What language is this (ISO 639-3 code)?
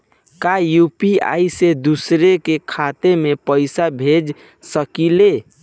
bho